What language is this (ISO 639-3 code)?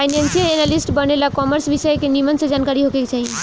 bho